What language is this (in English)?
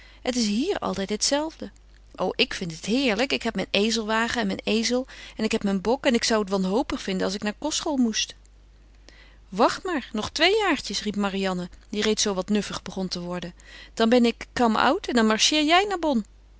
Dutch